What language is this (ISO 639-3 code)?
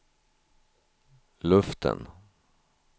swe